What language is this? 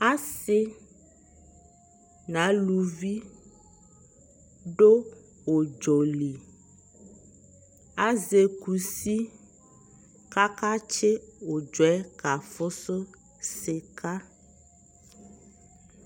Ikposo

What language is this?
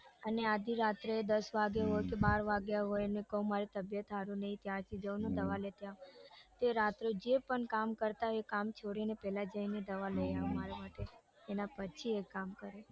Gujarati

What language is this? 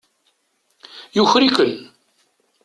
Kabyle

